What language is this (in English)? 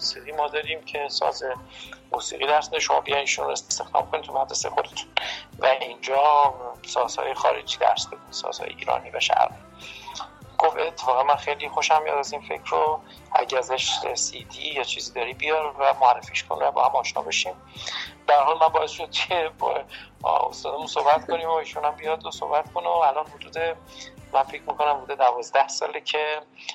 Persian